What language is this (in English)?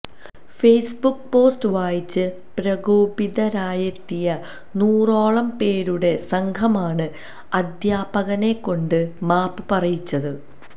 Malayalam